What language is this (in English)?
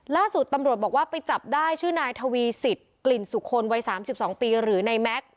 Thai